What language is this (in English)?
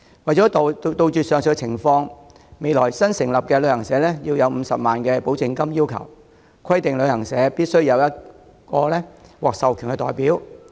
Cantonese